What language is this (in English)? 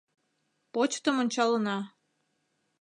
Mari